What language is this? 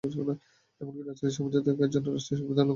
Bangla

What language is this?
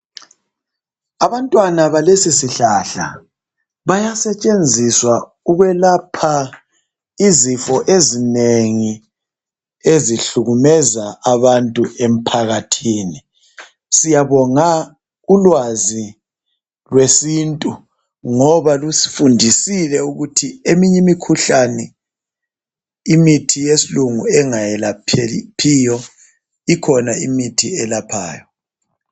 North Ndebele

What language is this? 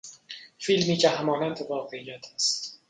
Persian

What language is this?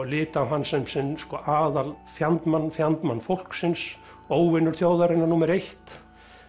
Icelandic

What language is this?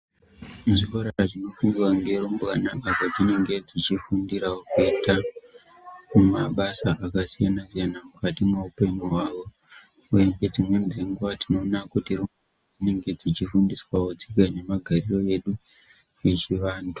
Ndau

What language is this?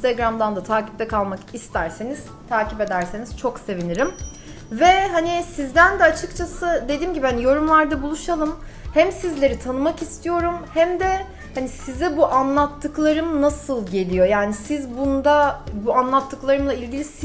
Turkish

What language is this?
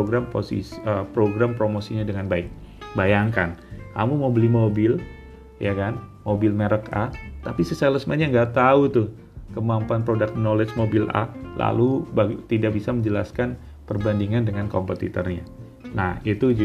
Indonesian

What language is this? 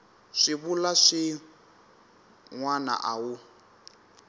Tsonga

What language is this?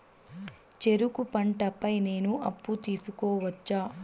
Telugu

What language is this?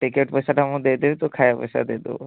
Odia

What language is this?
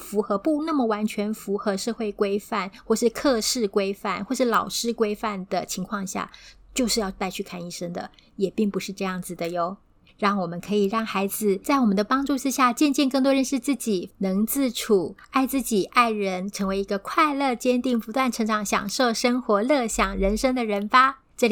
Chinese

